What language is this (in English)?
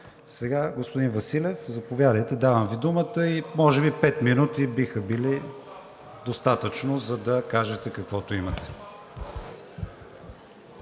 Bulgarian